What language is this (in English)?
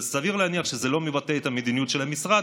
Hebrew